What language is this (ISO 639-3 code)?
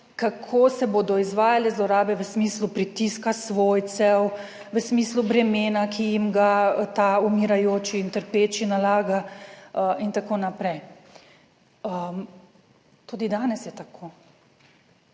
slv